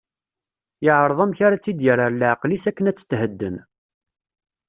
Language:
Kabyle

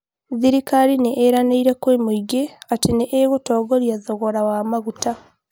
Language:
Kikuyu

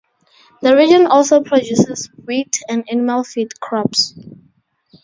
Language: English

